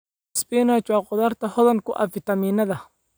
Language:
Somali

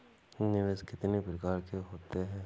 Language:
Hindi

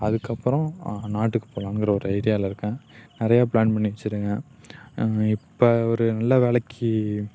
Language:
Tamil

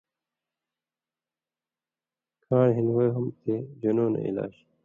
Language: Indus Kohistani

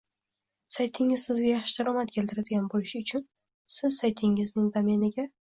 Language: Uzbek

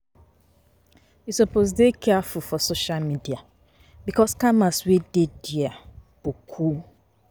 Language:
Nigerian Pidgin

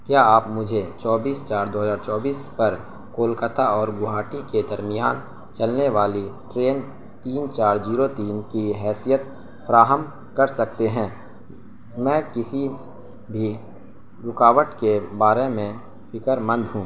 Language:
Urdu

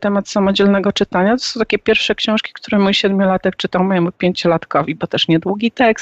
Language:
Polish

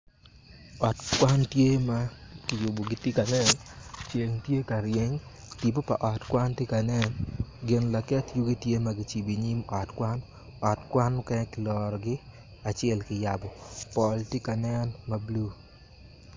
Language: Acoli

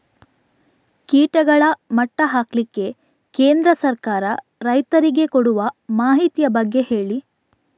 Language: Kannada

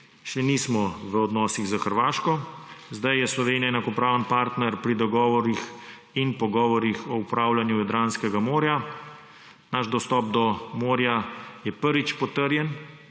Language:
Slovenian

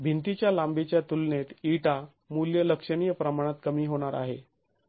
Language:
Marathi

